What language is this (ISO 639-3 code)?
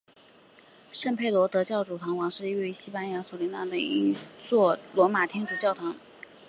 zho